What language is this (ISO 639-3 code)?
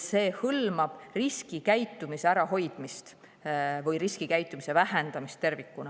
est